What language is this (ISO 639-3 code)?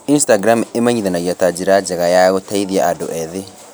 kik